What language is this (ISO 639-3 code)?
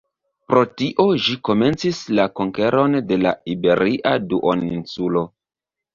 epo